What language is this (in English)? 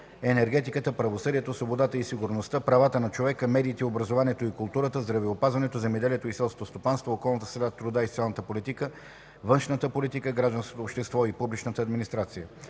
Bulgarian